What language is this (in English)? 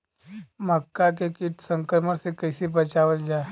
Bhojpuri